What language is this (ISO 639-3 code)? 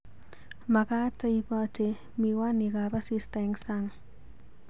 kln